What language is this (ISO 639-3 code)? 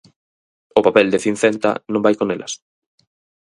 glg